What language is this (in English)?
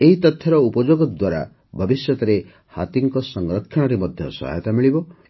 Odia